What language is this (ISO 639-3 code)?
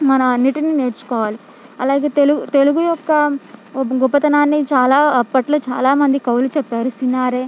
tel